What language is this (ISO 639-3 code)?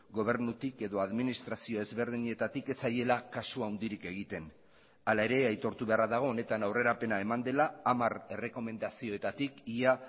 eus